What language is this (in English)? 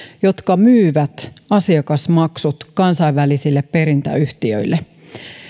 Finnish